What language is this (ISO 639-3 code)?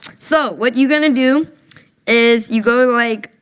eng